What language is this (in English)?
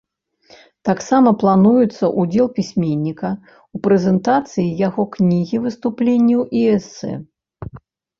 Belarusian